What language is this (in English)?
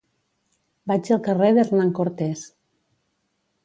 Catalan